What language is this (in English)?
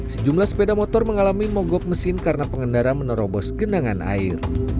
Indonesian